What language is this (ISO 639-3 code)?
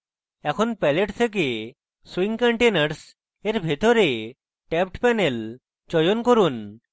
ben